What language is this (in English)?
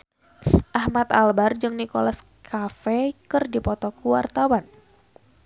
Sundanese